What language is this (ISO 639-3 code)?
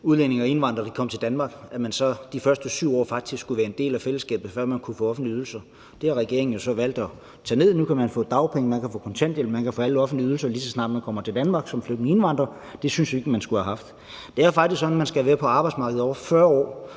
dan